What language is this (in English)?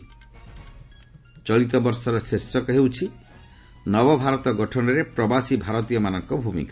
Odia